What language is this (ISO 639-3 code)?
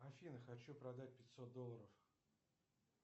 rus